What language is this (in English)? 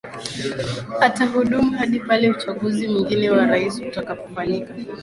Swahili